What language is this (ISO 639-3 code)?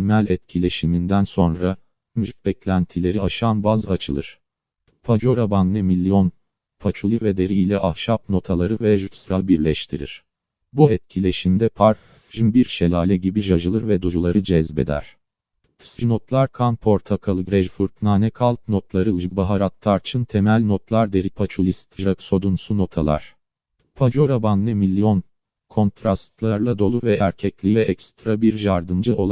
tur